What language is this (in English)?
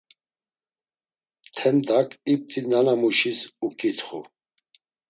Laz